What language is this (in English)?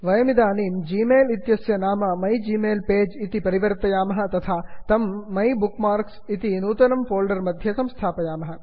Sanskrit